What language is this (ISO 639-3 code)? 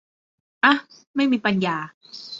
tha